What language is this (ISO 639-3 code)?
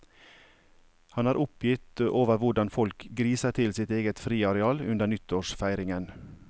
nor